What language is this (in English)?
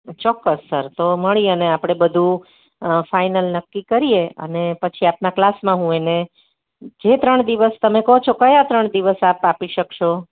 Gujarati